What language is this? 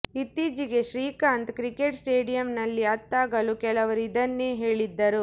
Kannada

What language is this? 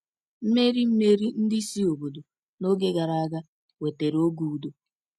Igbo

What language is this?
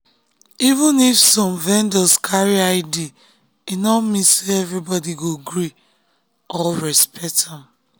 Nigerian Pidgin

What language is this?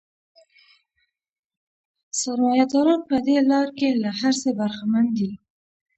Pashto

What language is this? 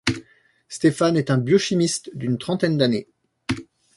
French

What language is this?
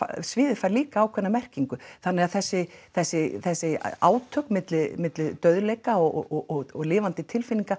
Icelandic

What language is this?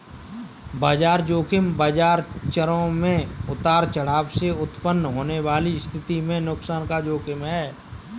Hindi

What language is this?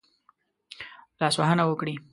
Pashto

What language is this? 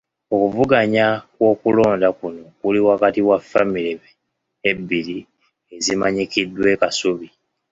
Ganda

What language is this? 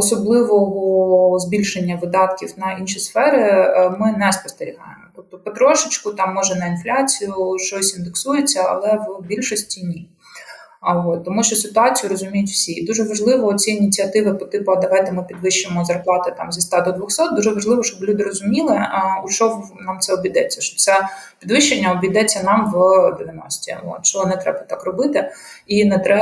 Ukrainian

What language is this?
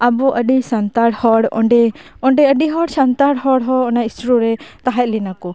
Santali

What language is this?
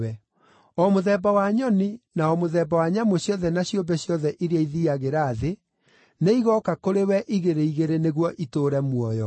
Kikuyu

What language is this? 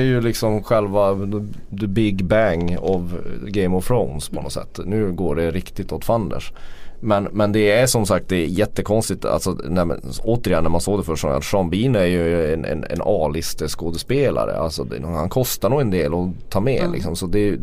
Swedish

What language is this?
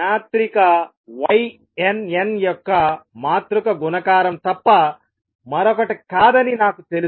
Telugu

